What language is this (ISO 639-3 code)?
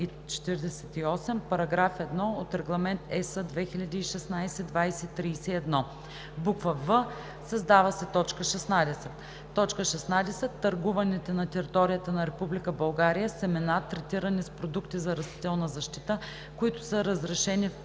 bul